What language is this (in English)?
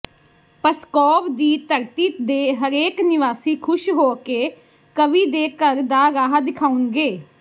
Punjabi